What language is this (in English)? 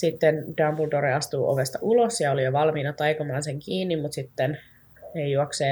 Finnish